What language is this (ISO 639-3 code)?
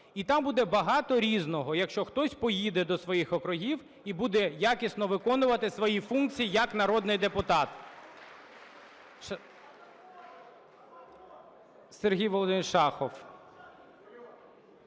ukr